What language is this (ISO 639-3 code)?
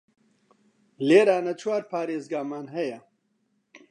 ckb